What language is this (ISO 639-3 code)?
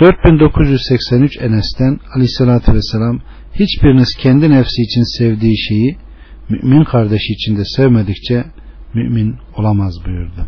tur